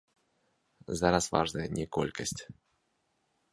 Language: Belarusian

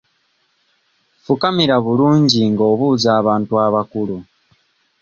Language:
Ganda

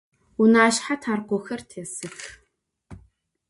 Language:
Adyghe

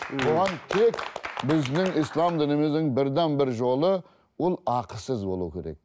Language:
Kazakh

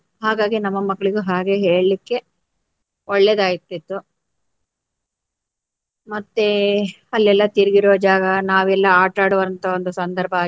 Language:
Kannada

